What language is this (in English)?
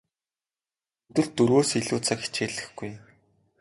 Mongolian